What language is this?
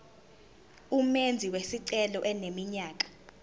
Zulu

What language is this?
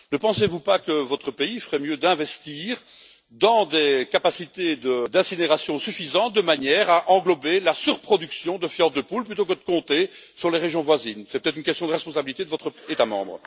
French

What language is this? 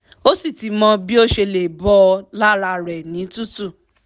Yoruba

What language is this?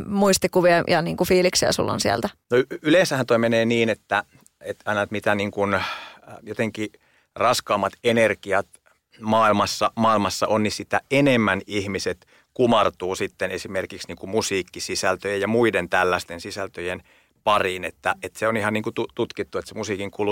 Finnish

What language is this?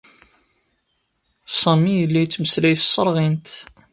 Kabyle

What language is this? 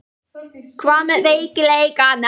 Icelandic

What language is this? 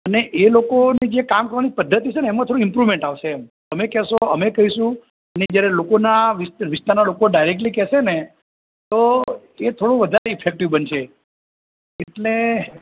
Gujarati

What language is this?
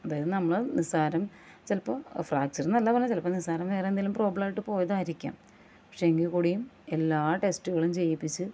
Malayalam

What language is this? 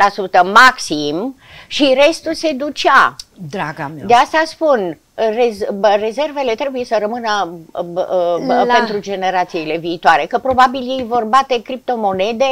Romanian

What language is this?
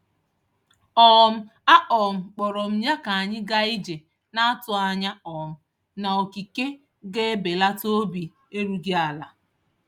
Igbo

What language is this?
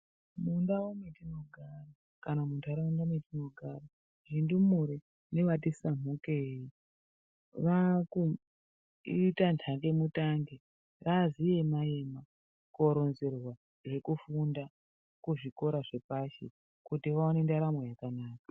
Ndau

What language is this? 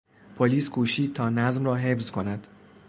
Persian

